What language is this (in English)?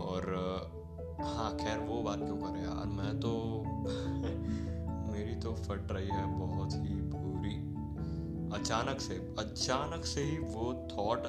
Hindi